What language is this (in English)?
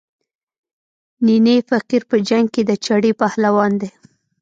Pashto